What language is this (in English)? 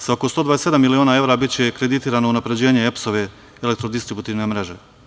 Serbian